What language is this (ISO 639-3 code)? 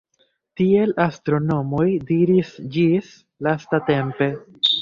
epo